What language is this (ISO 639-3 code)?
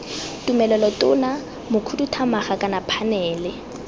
tsn